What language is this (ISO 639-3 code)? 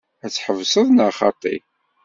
kab